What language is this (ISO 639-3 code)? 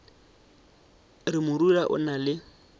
nso